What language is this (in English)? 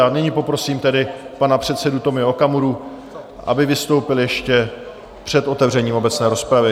Czech